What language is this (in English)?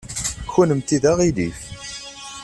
Kabyle